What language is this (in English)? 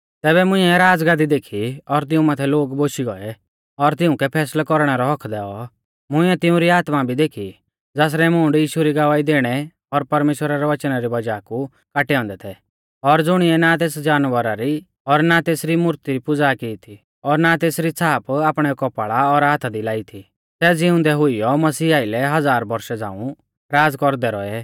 Mahasu Pahari